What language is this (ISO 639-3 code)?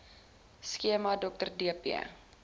afr